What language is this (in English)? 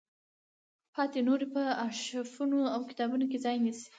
Pashto